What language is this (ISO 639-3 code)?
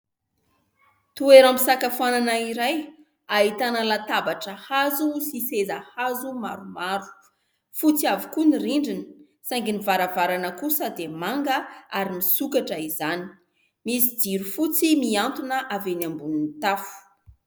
mlg